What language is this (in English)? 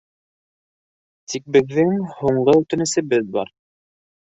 Bashkir